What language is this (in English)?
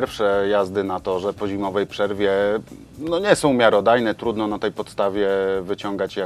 Polish